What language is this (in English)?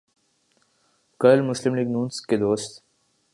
Urdu